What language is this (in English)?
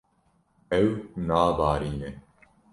Kurdish